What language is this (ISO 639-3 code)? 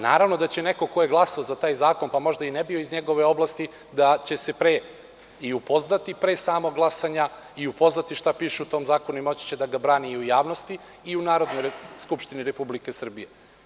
srp